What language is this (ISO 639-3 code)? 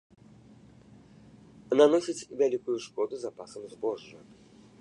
bel